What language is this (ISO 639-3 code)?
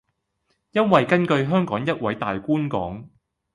yue